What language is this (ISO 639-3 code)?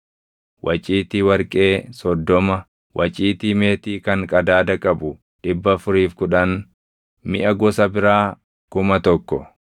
orm